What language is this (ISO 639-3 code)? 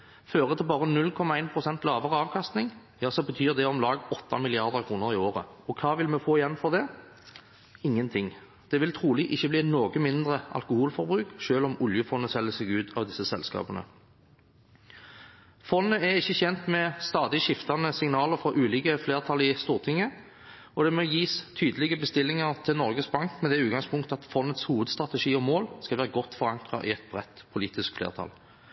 nob